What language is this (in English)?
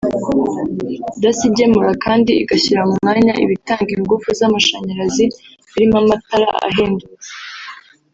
Kinyarwanda